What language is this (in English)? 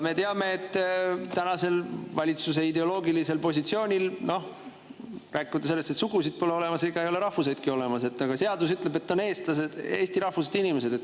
Estonian